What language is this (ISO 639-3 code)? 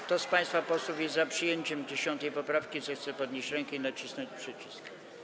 pol